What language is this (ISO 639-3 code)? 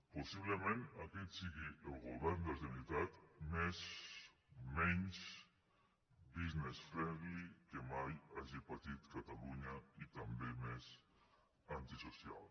cat